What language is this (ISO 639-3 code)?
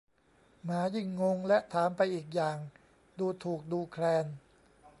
tha